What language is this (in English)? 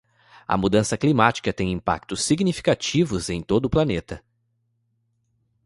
Portuguese